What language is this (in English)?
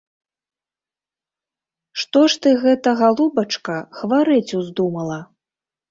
Belarusian